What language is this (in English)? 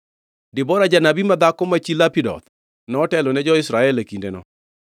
Luo (Kenya and Tanzania)